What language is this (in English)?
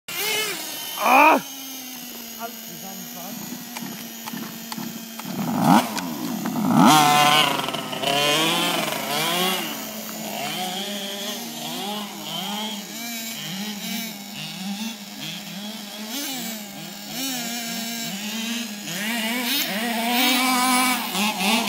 Arabic